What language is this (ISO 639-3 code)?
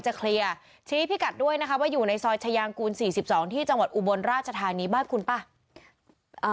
tha